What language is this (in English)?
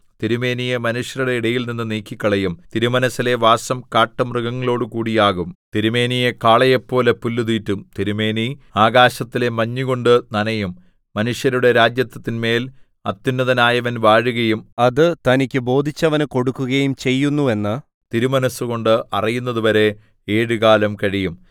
Malayalam